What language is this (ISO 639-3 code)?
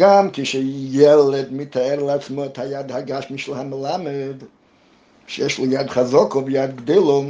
heb